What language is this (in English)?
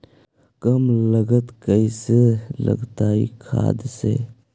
Magahi